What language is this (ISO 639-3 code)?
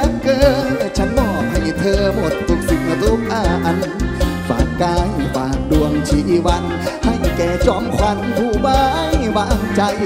tha